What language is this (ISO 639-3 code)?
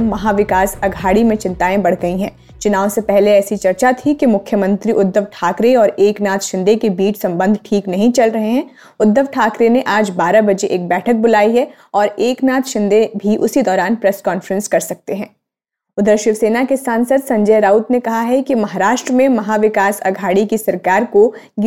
hin